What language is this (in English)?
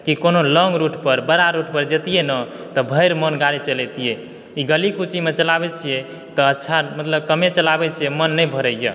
Maithili